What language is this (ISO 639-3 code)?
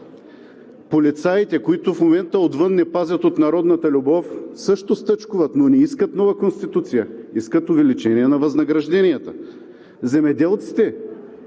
bul